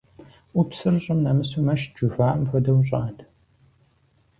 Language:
Kabardian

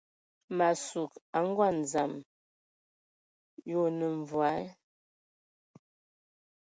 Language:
Ewondo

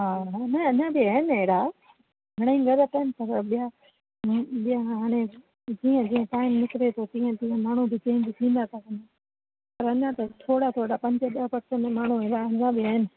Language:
Sindhi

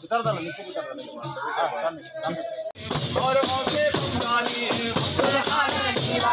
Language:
Arabic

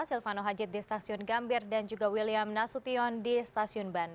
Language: Indonesian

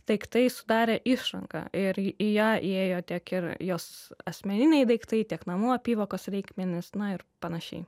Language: Lithuanian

